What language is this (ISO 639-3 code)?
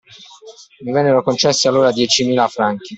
ita